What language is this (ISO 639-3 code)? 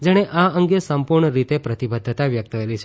guj